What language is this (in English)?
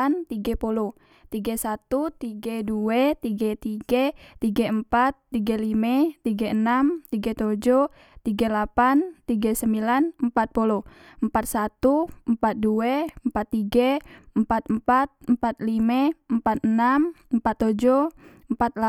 Musi